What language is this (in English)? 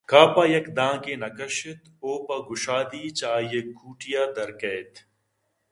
Eastern Balochi